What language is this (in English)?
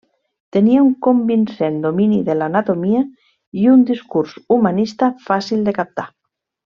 Catalan